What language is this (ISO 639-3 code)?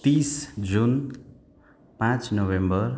nep